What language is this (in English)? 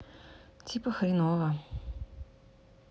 Russian